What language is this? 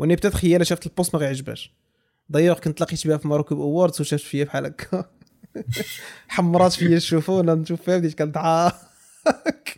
Arabic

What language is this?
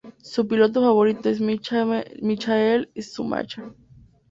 Spanish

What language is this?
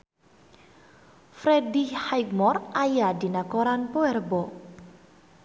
Sundanese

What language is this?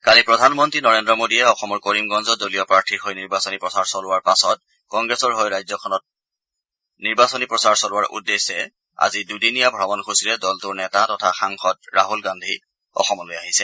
Assamese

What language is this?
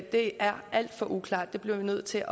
Danish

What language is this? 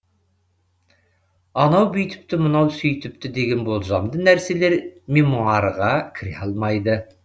Kazakh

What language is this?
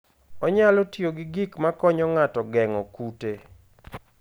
Luo (Kenya and Tanzania)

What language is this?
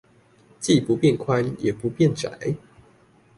Chinese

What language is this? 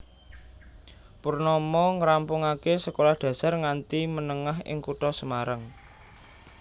Javanese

